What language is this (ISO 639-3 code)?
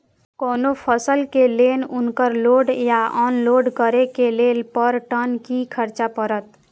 mai